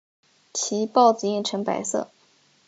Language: Chinese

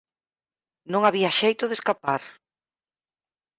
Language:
Galician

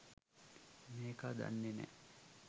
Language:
Sinhala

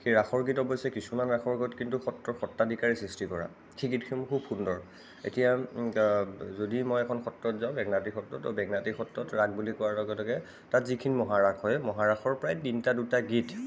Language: Assamese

